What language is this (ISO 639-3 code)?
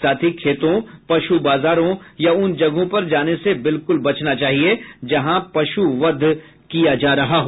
hin